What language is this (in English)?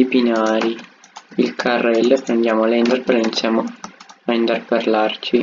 Italian